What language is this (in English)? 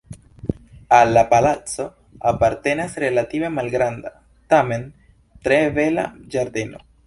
Esperanto